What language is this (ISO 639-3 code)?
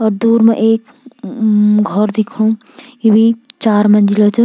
gbm